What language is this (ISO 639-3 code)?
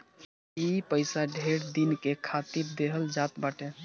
bho